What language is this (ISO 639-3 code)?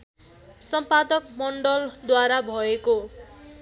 nep